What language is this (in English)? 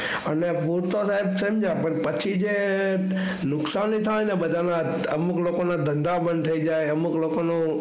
Gujarati